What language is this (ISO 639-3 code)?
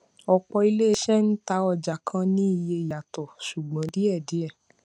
yor